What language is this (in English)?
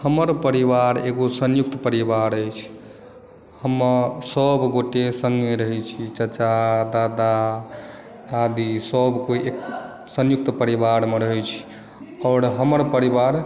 Maithili